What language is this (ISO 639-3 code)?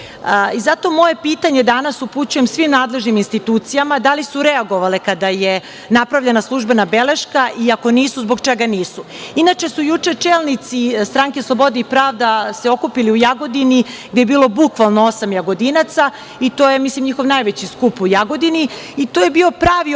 srp